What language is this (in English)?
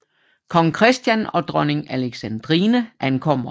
Danish